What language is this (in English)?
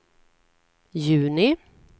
Swedish